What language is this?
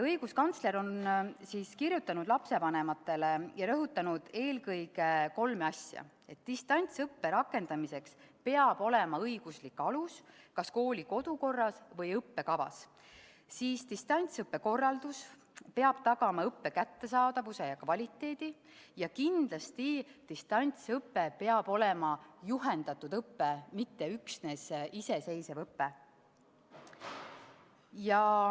Estonian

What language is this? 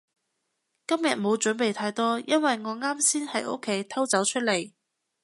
Cantonese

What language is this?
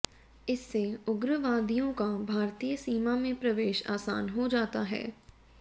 Hindi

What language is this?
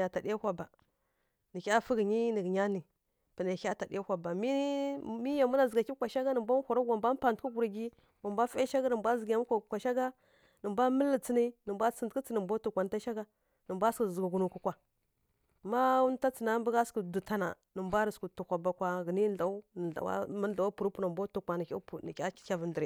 Kirya-Konzəl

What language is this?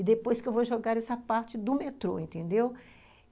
Portuguese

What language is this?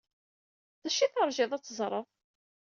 Kabyle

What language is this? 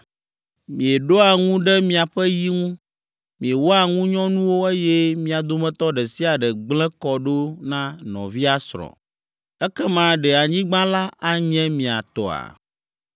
Ewe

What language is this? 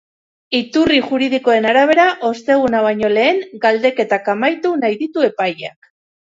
Basque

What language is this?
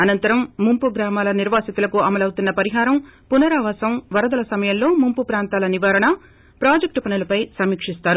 Telugu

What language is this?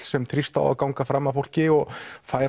Icelandic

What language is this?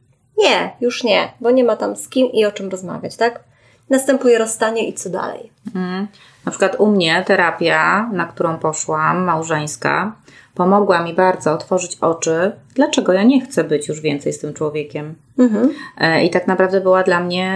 Polish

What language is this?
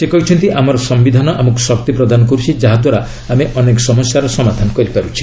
Odia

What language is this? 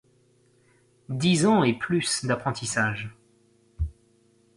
French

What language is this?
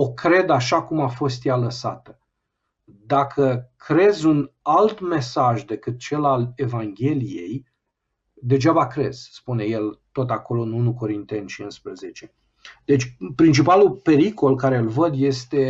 Romanian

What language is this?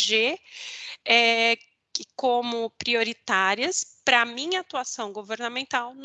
Portuguese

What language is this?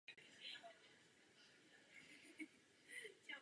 Czech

